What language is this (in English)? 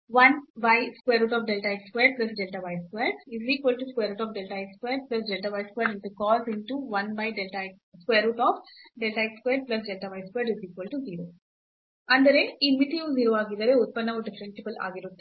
Kannada